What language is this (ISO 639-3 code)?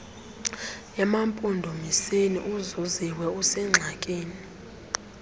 xho